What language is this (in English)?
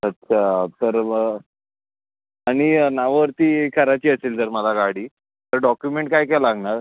Marathi